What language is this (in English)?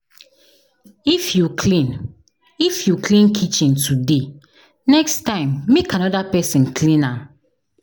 Nigerian Pidgin